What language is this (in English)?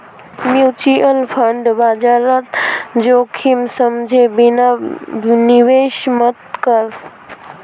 Magahi